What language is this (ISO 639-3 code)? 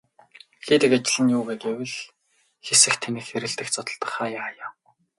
mon